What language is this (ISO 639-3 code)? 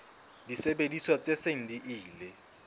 sot